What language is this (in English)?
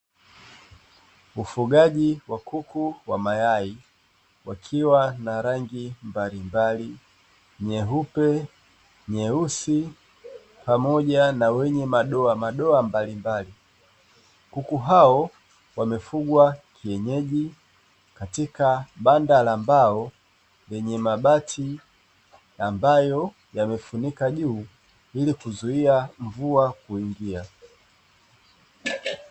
Swahili